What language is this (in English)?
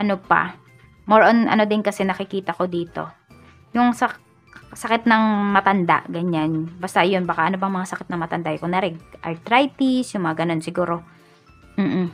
Filipino